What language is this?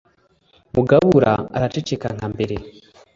Kinyarwanda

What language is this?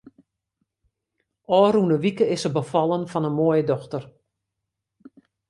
Western Frisian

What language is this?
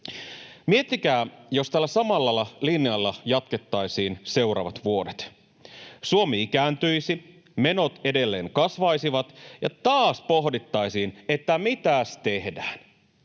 Finnish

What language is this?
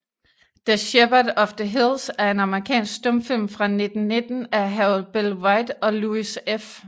Danish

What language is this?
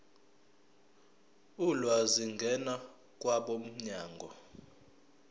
Zulu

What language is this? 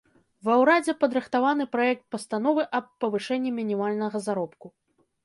Belarusian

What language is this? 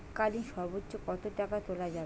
Bangla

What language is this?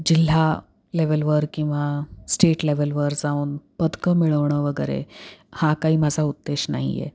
Marathi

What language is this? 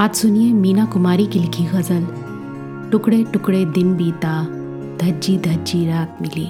Hindi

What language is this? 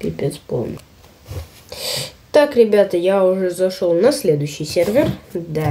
Russian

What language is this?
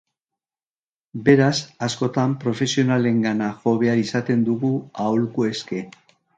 Basque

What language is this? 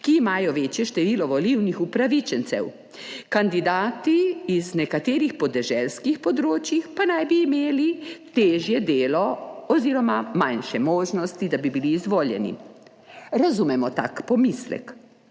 Slovenian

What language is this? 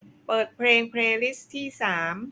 Thai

